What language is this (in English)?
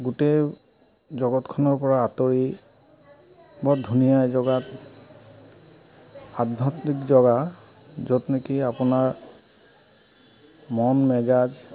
Assamese